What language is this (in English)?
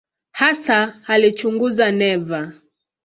Swahili